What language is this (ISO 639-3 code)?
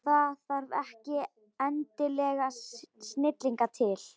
isl